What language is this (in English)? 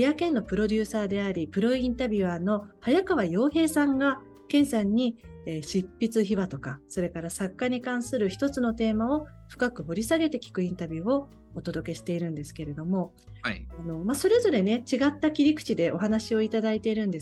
Japanese